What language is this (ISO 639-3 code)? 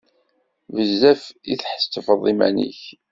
kab